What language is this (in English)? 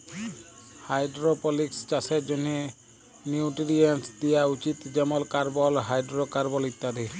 Bangla